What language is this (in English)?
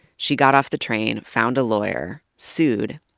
English